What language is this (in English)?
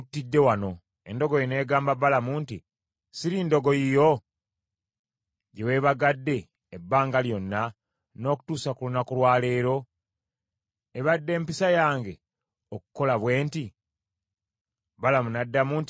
Ganda